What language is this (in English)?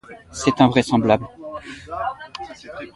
French